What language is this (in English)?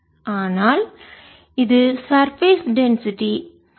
Tamil